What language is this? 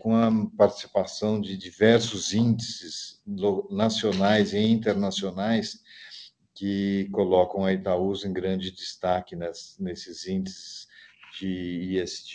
Portuguese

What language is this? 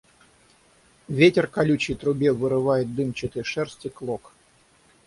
Russian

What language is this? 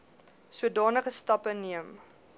Afrikaans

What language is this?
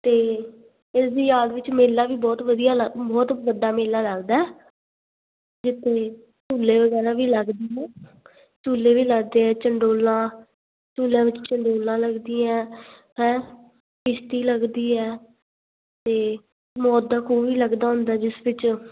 Punjabi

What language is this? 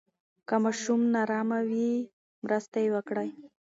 Pashto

